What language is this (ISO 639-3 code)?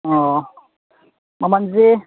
mni